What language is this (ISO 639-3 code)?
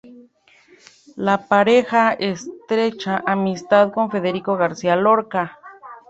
spa